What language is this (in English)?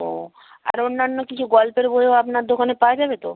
Bangla